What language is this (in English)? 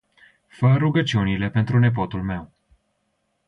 Romanian